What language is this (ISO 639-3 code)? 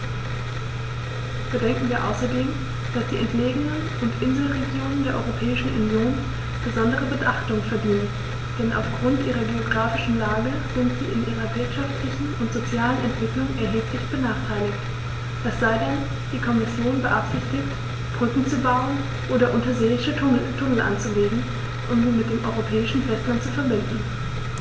deu